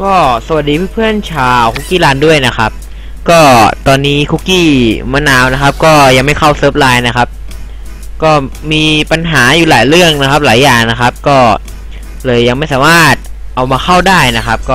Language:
Thai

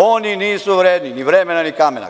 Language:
Serbian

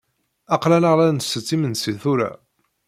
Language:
Kabyle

